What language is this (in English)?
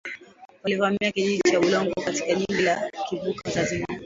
Swahili